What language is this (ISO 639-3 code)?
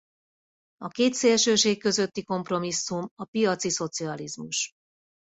hun